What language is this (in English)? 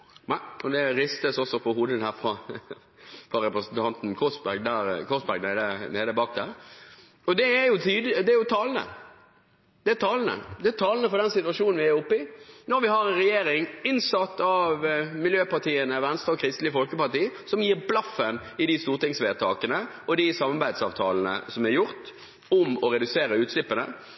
Norwegian Bokmål